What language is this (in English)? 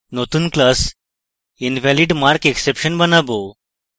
Bangla